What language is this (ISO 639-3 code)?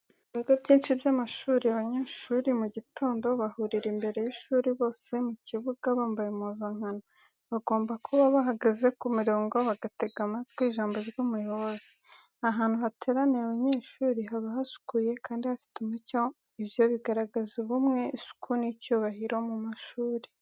kin